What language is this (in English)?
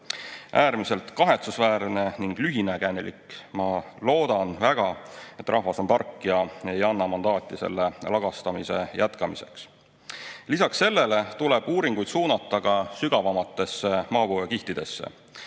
Estonian